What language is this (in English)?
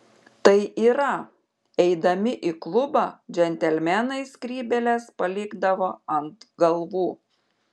Lithuanian